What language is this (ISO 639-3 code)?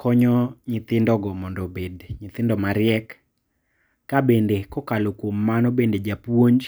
luo